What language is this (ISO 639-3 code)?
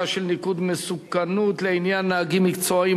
heb